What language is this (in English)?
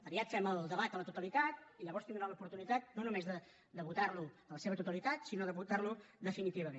Catalan